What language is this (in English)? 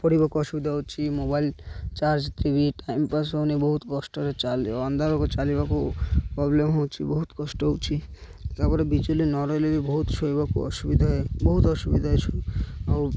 Odia